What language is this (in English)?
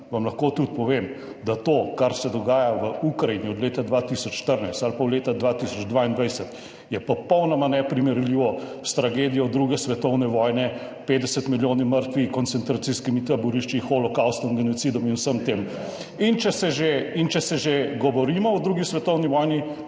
Slovenian